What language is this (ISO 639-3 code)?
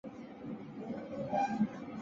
zho